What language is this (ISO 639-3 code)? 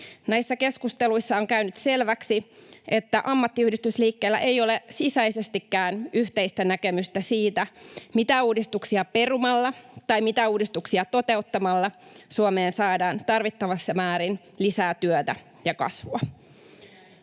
fin